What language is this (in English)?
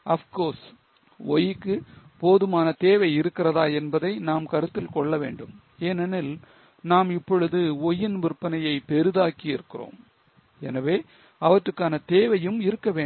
Tamil